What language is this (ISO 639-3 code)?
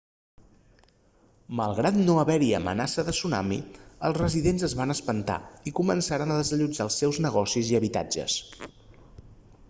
cat